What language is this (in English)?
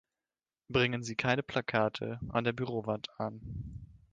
German